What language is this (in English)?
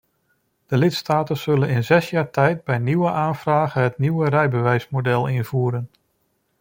Dutch